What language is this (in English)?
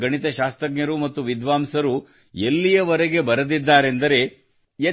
Kannada